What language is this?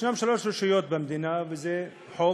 Hebrew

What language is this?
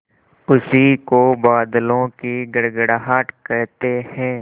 Hindi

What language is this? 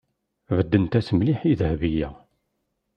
Kabyle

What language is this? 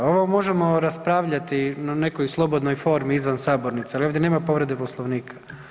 Croatian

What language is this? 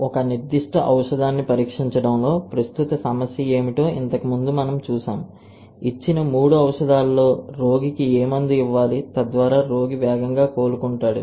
Telugu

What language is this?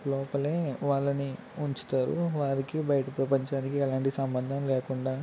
Telugu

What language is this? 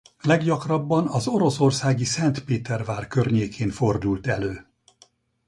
Hungarian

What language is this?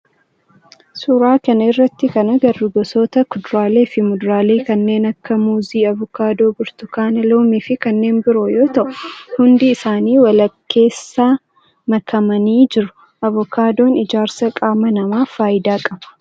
Oromo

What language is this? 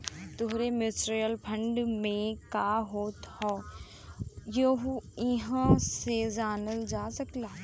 Bhojpuri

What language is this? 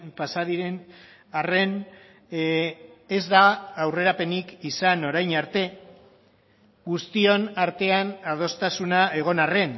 Basque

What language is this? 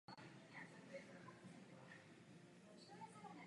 Czech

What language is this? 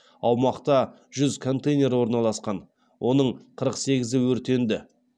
Kazakh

